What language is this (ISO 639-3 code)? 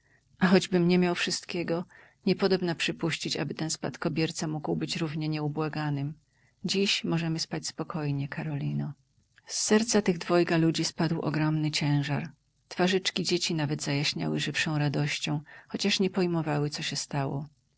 pol